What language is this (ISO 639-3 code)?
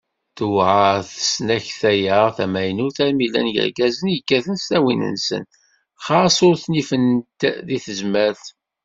kab